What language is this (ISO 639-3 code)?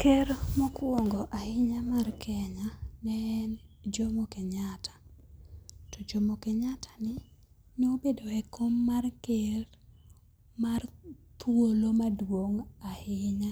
luo